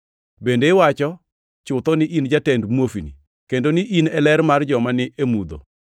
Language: Luo (Kenya and Tanzania)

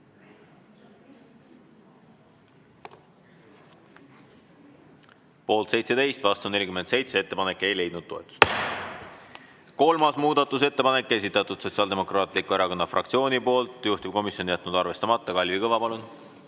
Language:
Estonian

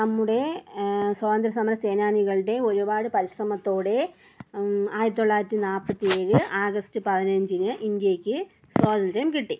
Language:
Malayalam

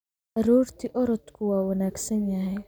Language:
Somali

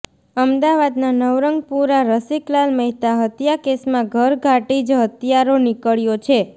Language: Gujarati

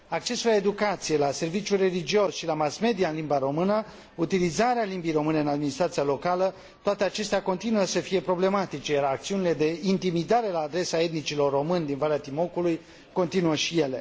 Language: Romanian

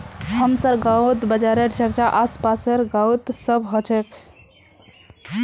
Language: Magahi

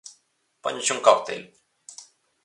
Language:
Galician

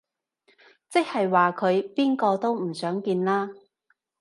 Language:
Cantonese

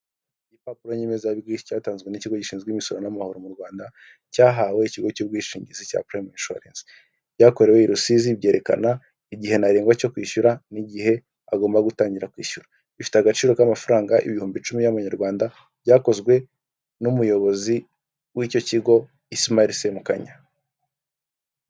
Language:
Kinyarwanda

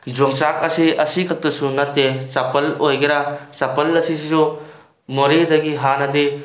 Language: Manipuri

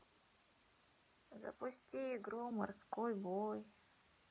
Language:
Russian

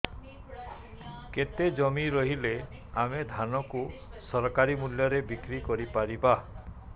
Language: Odia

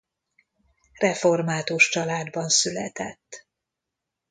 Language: Hungarian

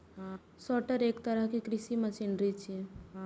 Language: Maithili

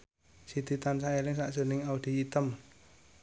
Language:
Javanese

